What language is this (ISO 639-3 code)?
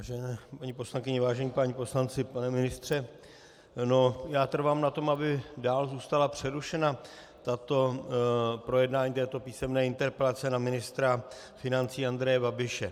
ces